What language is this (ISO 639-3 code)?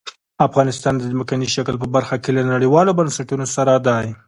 pus